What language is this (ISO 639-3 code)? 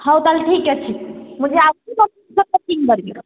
ori